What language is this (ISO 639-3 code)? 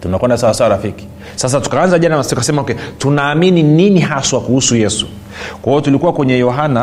swa